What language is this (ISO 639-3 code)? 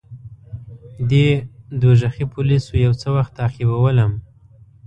pus